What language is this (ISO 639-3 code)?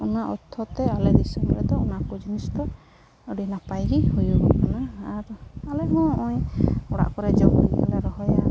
sat